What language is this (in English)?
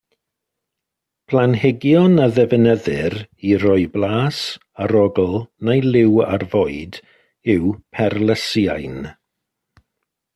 Welsh